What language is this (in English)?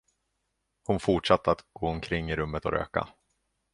Swedish